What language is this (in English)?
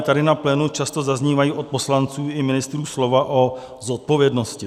Czech